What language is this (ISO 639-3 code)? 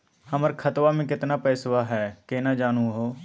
mag